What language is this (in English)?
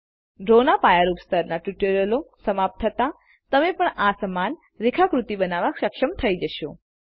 Gujarati